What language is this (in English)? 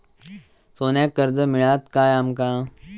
Marathi